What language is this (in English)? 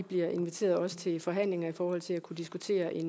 Danish